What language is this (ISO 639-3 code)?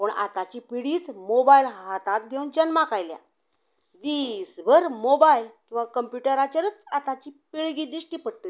kok